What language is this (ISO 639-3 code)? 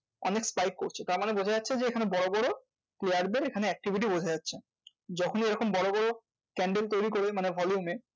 ben